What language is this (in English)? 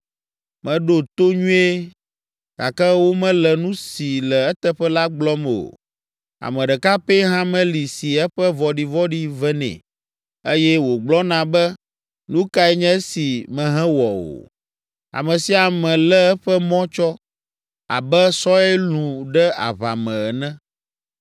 Ewe